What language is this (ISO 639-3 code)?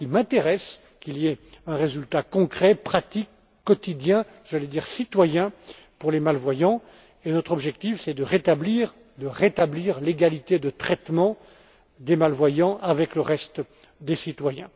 fra